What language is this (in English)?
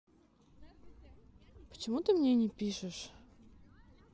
Russian